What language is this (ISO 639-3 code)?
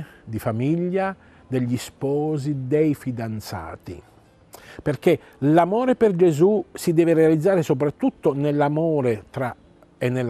ita